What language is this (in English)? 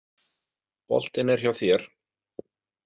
Icelandic